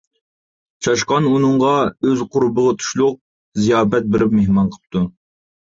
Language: Uyghur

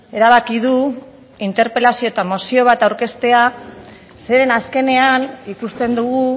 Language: Basque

